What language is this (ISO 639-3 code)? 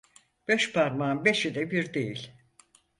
tur